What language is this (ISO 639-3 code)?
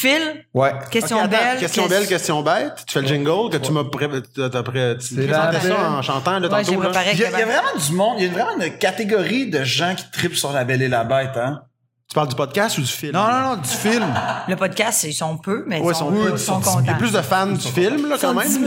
fra